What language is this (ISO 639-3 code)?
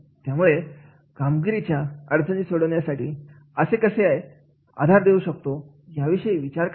mar